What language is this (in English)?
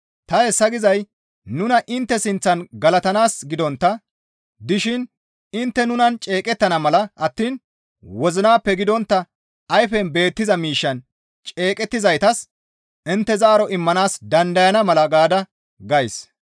Gamo